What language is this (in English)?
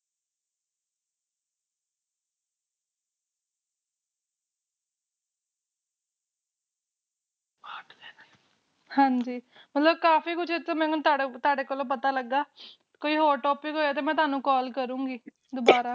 Punjabi